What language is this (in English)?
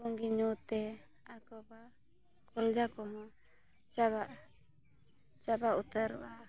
Santali